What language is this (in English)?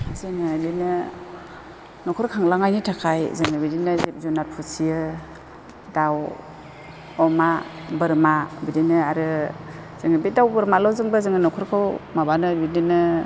Bodo